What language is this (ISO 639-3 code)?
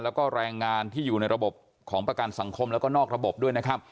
tha